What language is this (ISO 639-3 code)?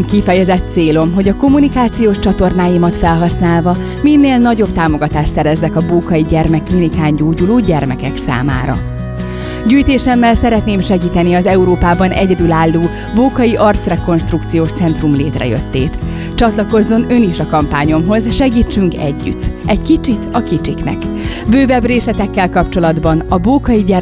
hun